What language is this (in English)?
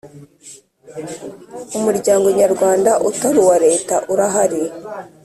Kinyarwanda